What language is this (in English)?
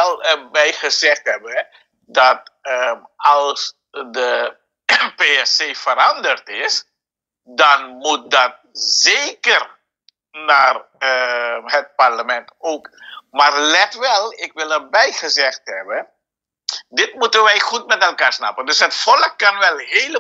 Dutch